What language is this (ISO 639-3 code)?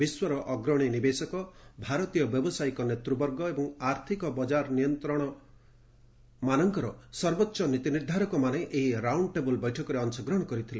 ori